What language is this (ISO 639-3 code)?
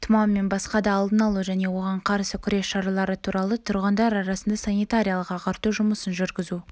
kaz